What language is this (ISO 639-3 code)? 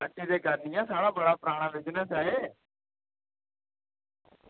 doi